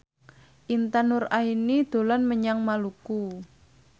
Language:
Javanese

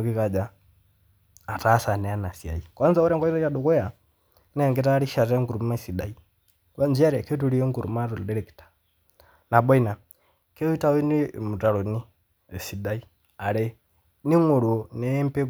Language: Masai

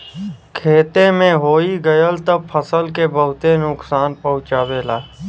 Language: Bhojpuri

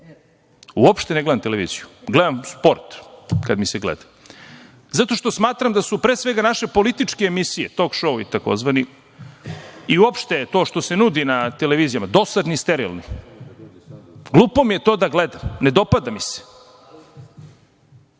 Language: Serbian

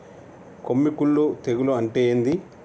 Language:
Telugu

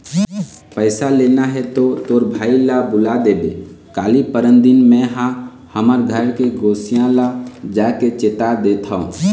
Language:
Chhattisgarhi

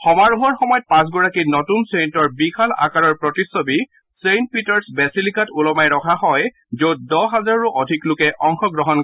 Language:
Assamese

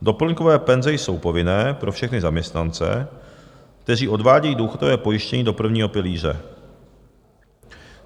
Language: Czech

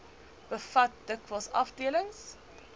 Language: Afrikaans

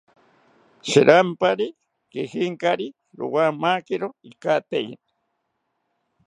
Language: South Ucayali Ashéninka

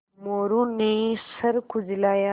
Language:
Hindi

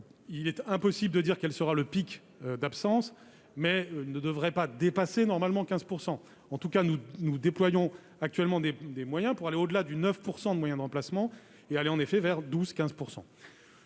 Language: French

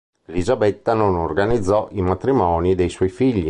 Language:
Italian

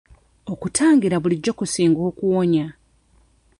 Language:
Ganda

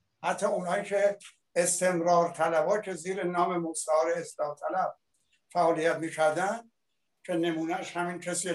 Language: Persian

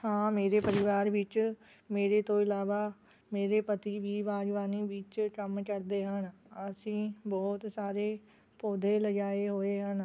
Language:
Punjabi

